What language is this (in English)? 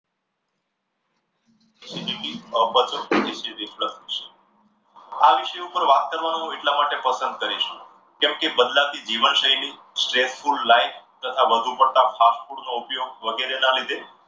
Gujarati